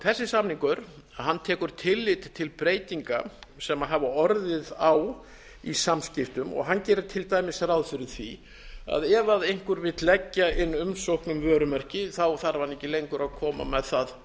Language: Icelandic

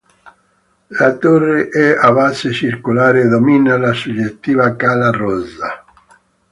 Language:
Italian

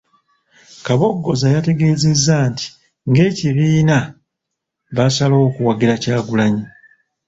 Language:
Ganda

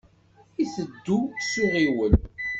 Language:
Kabyle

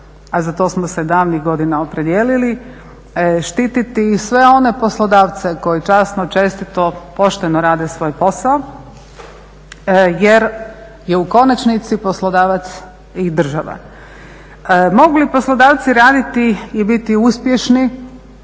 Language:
Croatian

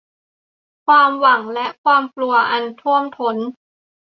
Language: Thai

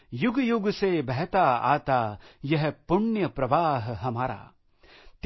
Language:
Marathi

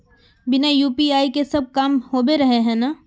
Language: Magahi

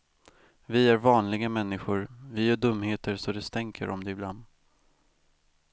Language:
Swedish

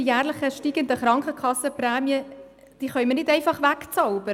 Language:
Swiss German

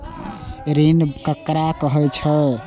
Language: Maithili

